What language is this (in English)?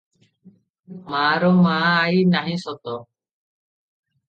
Odia